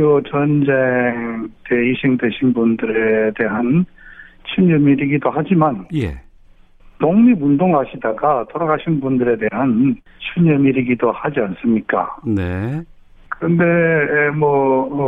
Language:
Korean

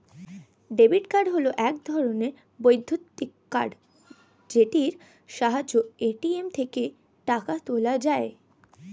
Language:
Bangla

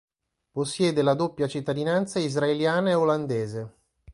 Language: Italian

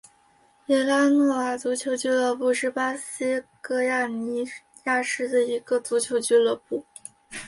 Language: Chinese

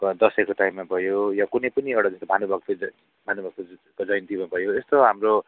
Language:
Nepali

